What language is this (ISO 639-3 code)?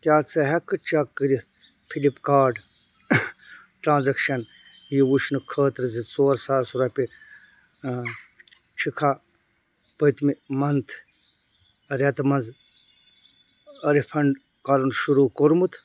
kas